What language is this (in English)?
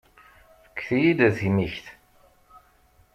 Kabyle